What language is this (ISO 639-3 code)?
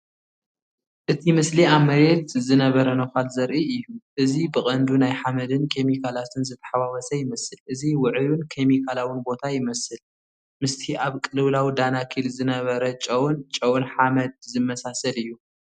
tir